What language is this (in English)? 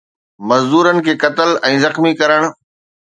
Sindhi